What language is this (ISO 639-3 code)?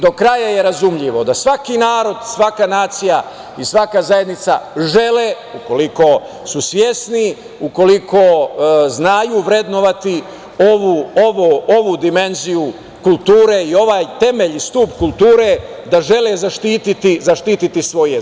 srp